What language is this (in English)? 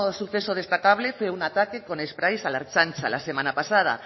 Spanish